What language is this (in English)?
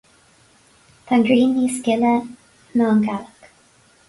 Irish